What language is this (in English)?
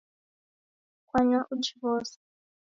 Taita